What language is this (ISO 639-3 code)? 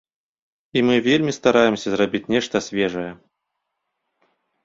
bel